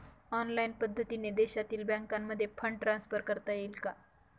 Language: Marathi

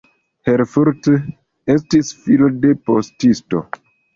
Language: Esperanto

